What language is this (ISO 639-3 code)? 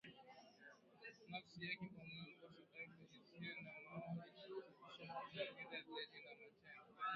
swa